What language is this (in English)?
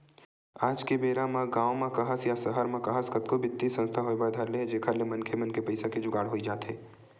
Chhattisgarhi